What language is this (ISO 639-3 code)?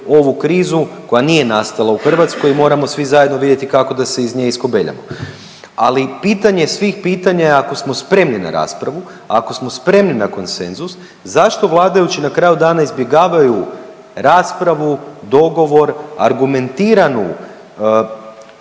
hrv